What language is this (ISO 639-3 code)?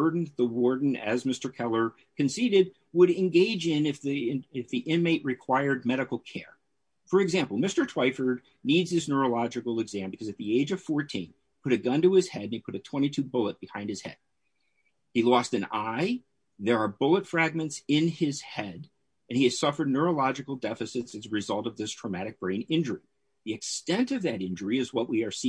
eng